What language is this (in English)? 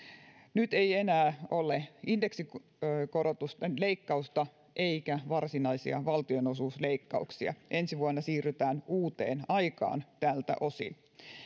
Finnish